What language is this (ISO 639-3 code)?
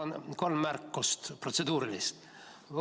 est